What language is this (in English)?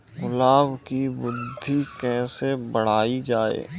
Hindi